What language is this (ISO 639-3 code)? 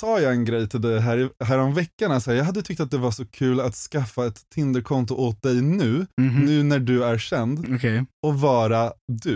swe